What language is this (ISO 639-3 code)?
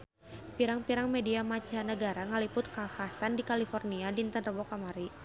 sun